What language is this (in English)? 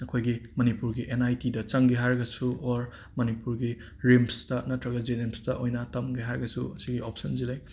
Manipuri